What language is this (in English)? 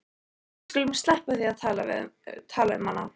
Icelandic